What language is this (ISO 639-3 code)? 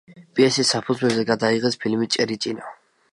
kat